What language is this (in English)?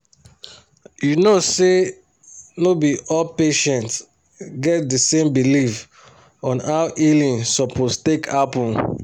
Nigerian Pidgin